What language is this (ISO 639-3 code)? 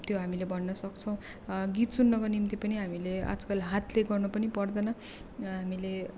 nep